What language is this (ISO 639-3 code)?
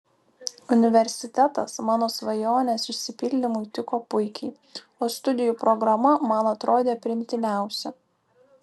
lit